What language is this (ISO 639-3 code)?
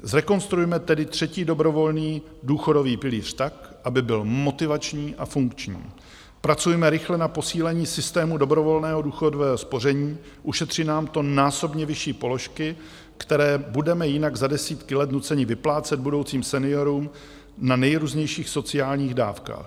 ces